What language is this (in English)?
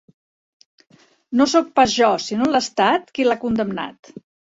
Catalan